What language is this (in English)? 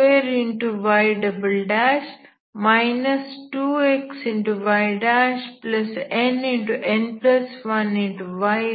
Kannada